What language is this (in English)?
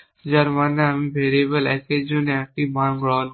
Bangla